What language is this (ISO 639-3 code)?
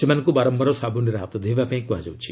ori